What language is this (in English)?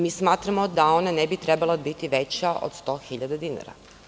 Serbian